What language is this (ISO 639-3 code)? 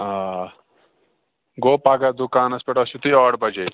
kas